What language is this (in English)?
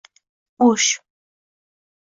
Uzbek